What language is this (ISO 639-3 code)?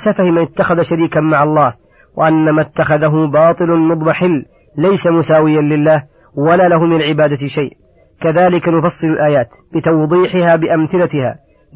ara